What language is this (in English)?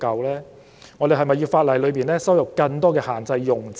Cantonese